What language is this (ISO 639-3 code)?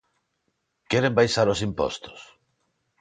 glg